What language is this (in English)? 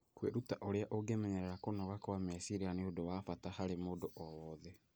Kikuyu